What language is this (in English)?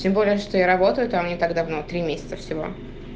Russian